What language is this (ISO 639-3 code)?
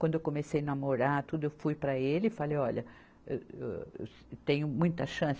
por